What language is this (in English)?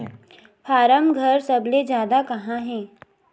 Chhattisgarhi